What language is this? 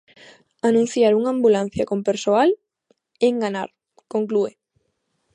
Galician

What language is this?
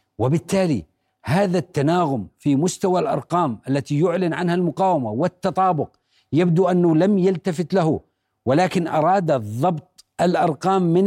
Arabic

